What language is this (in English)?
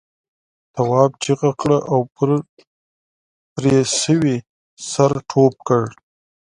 Pashto